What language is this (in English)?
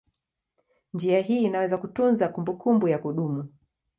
Swahili